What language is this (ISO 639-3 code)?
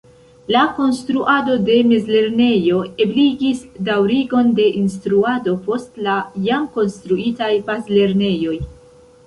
epo